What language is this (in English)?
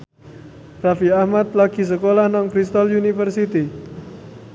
Javanese